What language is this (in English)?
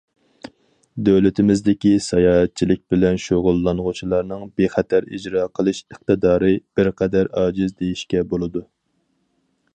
Uyghur